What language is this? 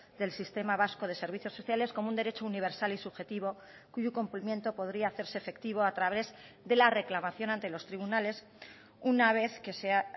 Spanish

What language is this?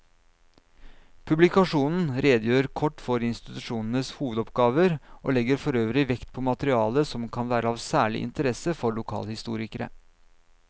Norwegian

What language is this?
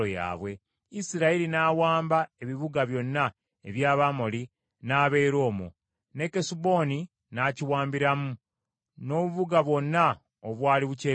Ganda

